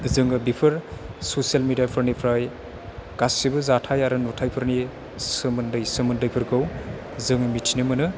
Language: Bodo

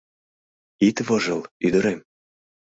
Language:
Mari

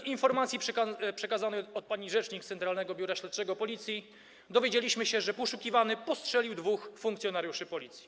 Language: Polish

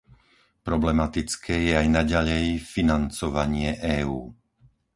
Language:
Slovak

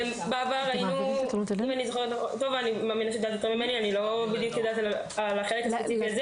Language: Hebrew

